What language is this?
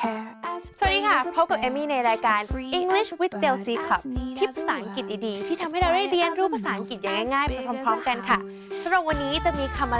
Thai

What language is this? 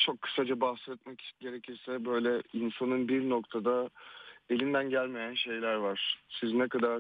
Turkish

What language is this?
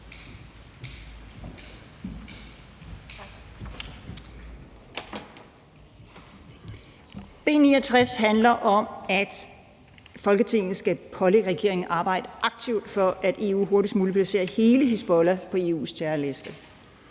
Danish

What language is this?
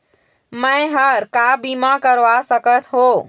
Chhattisgarhi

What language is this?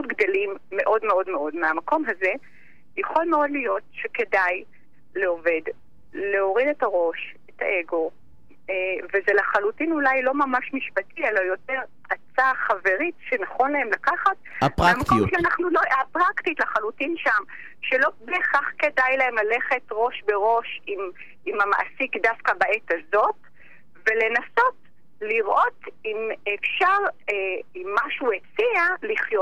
Hebrew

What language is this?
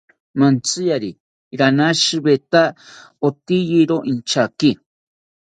South Ucayali Ashéninka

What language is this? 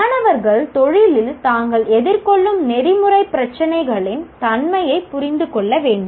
Tamil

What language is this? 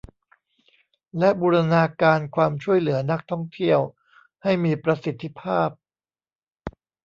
Thai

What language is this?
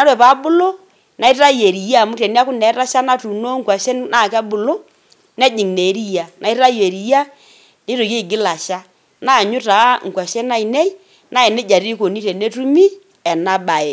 Masai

